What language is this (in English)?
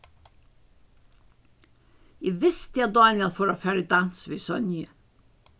Faroese